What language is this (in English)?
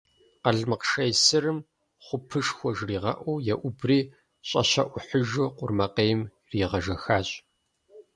Kabardian